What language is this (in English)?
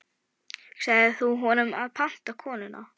Icelandic